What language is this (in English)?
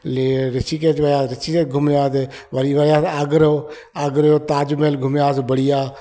Sindhi